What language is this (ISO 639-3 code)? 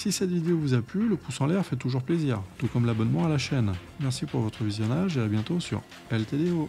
fra